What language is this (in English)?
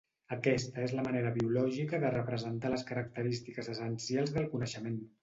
Catalan